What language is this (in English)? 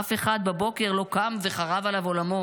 Hebrew